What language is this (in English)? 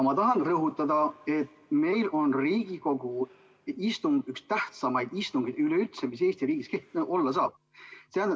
Estonian